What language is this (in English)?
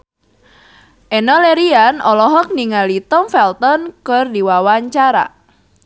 Sundanese